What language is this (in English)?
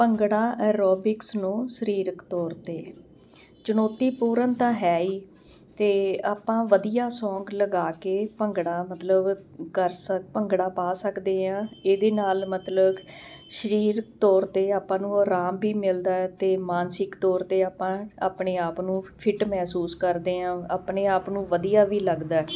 Punjabi